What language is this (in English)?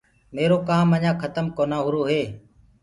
Gurgula